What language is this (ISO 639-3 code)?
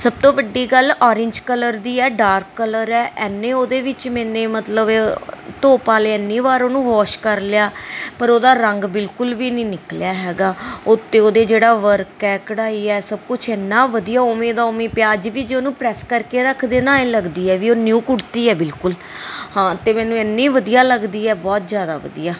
pan